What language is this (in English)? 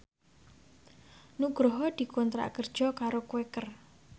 Javanese